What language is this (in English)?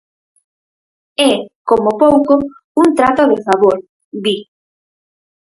Galician